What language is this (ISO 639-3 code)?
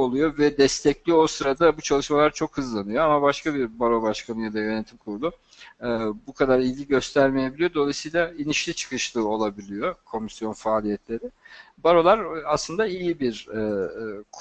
tur